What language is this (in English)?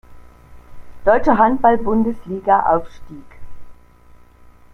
German